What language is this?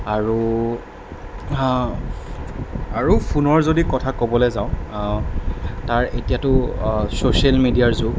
Assamese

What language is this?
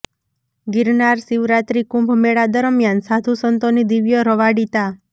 Gujarati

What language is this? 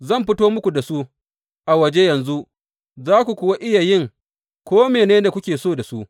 Hausa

